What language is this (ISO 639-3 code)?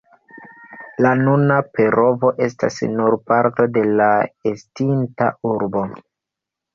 epo